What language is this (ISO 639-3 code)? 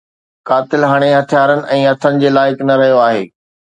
snd